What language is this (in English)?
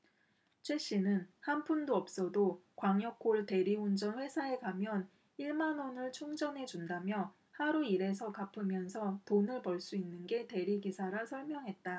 Korean